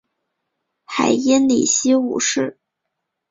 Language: Chinese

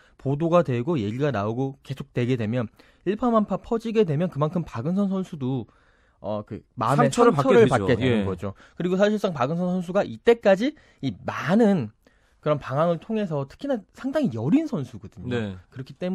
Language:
Korean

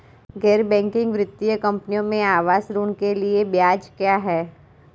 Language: Hindi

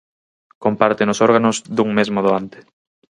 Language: Galician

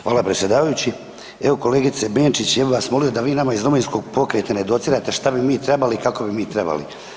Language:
Croatian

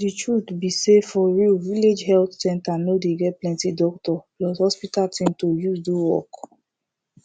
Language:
Nigerian Pidgin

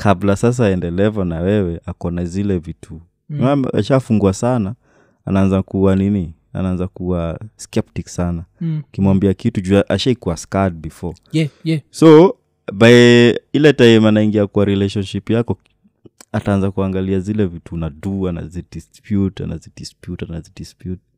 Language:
Swahili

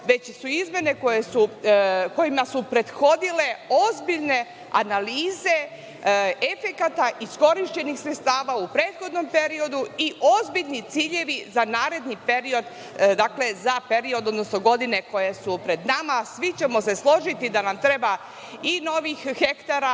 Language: Serbian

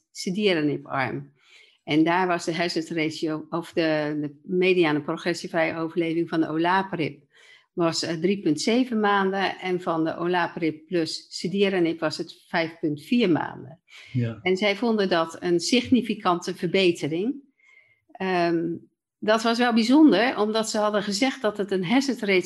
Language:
Dutch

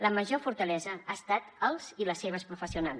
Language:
Catalan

